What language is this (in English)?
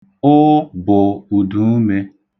Igbo